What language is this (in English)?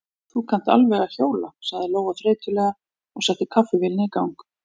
Icelandic